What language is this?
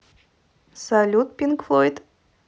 Russian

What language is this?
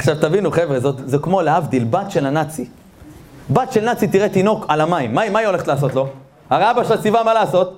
Hebrew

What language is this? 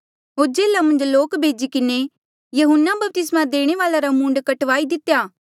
Mandeali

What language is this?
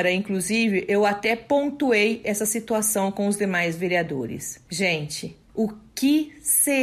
Portuguese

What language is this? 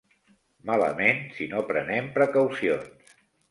Catalan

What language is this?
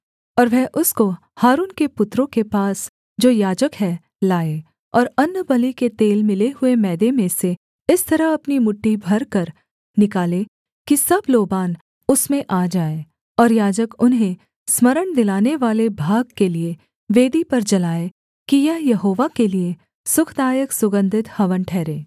Hindi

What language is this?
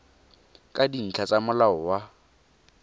Tswana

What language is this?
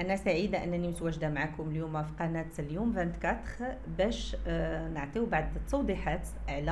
Arabic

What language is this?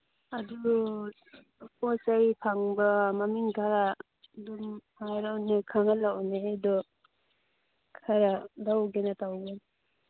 Manipuri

